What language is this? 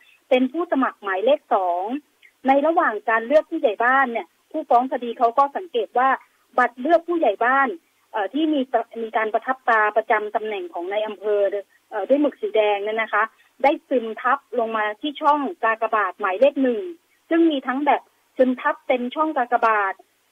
Thai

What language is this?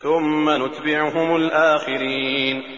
Arabic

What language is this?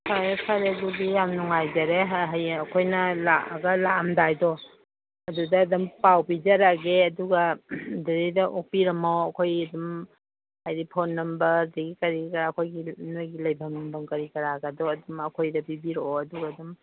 Manipuri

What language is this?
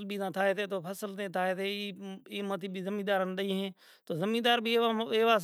Kachi Koli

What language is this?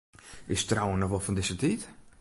Western Frisian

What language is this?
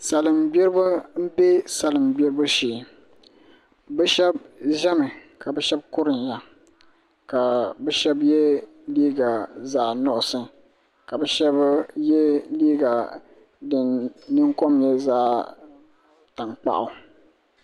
Dagbani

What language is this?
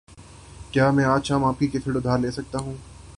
Urdu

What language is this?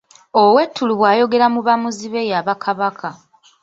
Ganda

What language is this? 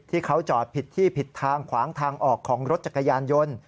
Thai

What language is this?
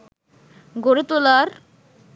Bangla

